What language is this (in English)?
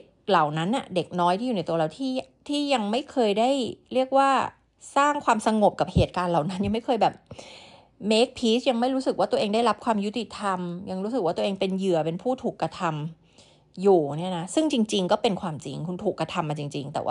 Thai